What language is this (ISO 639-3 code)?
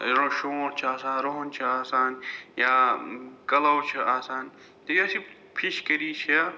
kas